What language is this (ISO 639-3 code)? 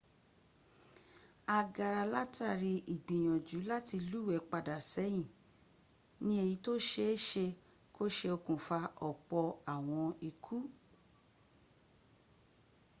yor